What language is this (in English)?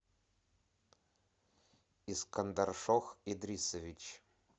Russian